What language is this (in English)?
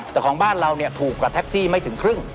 Thai